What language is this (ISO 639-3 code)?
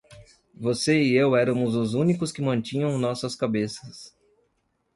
por